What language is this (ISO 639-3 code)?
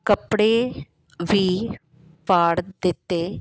pan